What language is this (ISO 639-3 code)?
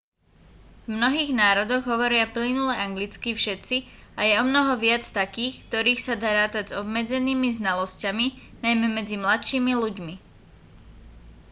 slk